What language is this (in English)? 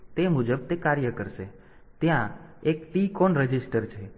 Gujarati